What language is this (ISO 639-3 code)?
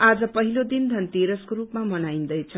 nep